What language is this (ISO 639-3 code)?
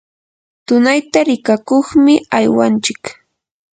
qur